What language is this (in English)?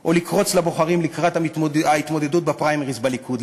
Hebrew